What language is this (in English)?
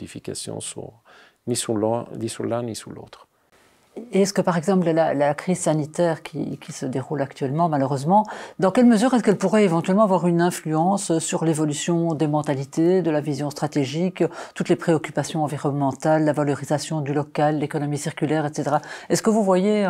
French